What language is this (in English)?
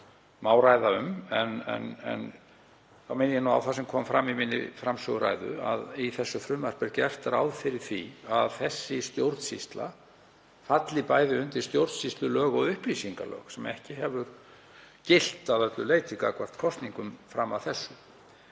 Icelandic